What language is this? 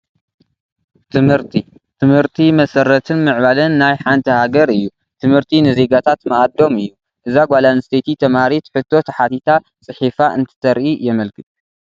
Tigrinya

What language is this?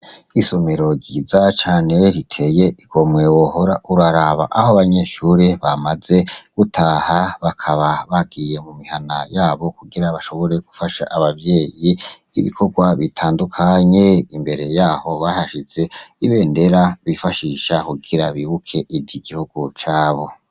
Rundi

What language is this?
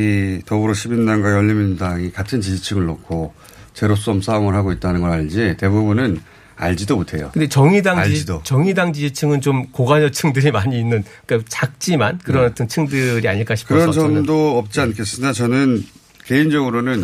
Korean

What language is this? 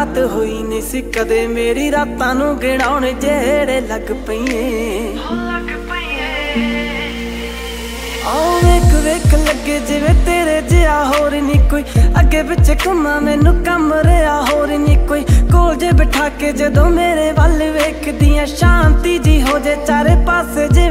Punjabi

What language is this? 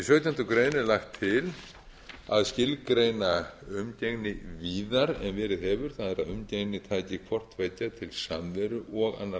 Icelandic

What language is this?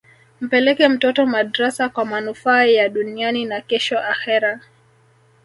Swahili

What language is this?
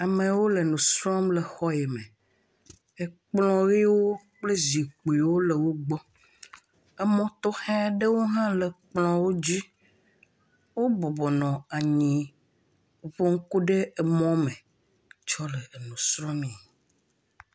Ewe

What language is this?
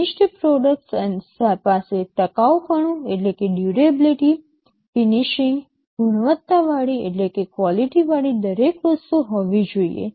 Gujarati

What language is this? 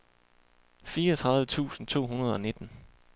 Danish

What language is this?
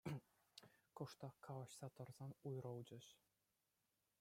Chuvash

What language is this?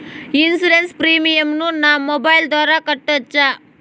Telugu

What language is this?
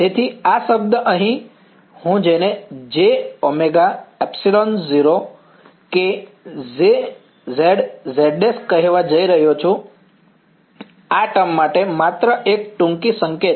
Gujarati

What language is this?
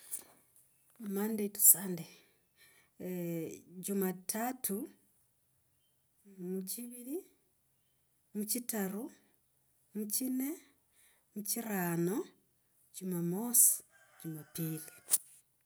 Logooli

